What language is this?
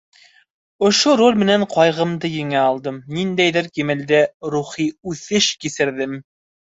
Bashkir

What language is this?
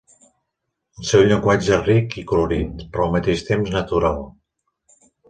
Catalan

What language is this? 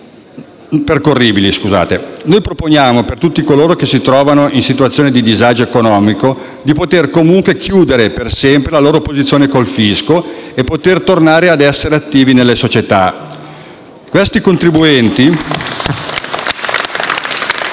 Italian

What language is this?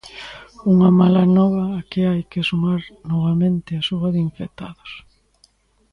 Galician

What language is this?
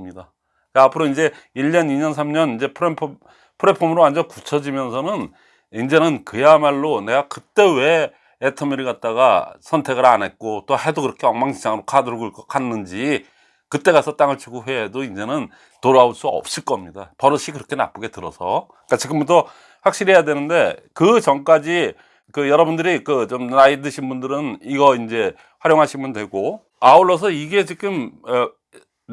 Korean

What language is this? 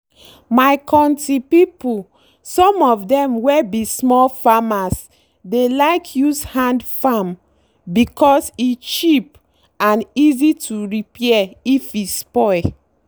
Nigerian Pidgin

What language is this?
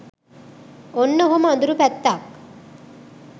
Sinhala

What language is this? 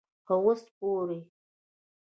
Pashto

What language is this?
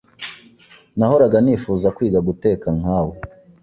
Kinyarwanda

